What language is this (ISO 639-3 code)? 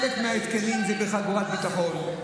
heb